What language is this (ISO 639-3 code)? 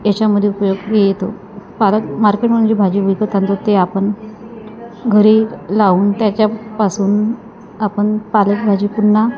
mar